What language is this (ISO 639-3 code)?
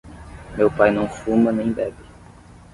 por